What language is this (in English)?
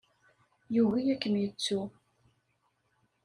Kabyle